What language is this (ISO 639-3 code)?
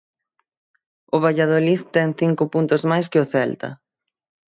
glg